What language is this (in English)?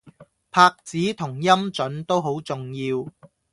Cantonese